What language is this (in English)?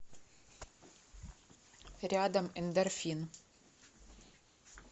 Russian